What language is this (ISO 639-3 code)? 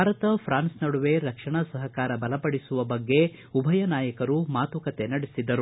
kan